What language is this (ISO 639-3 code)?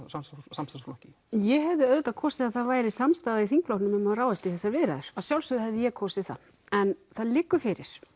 isl